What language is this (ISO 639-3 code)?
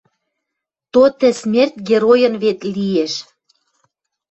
mrj